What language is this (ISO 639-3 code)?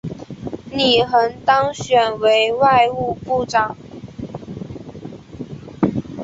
zho